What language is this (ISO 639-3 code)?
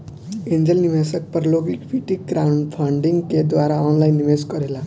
bho